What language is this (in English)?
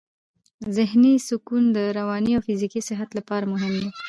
Pashto